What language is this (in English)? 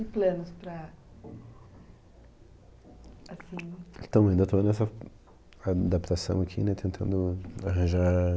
Portuguese